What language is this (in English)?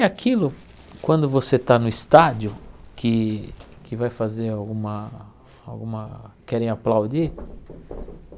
Portuguese